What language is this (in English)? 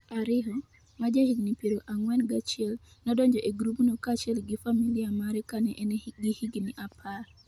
Luo (Kenya and Tanzania)